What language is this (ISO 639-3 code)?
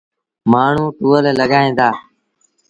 sbn